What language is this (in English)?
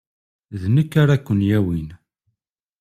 Kabyle